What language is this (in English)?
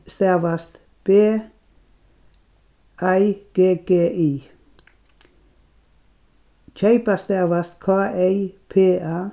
Faroese